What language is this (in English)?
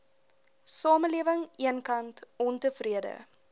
Afrikaans